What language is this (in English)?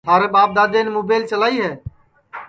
Sansi